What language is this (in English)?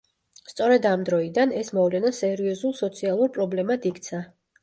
Georgian